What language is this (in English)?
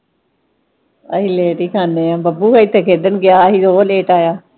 Punjabi